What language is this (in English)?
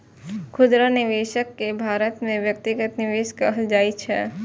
Maithili